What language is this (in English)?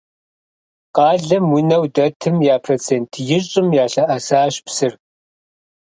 Kabardian